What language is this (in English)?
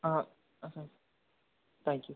Tamil